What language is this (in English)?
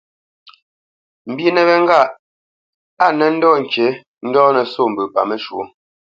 Bamenyam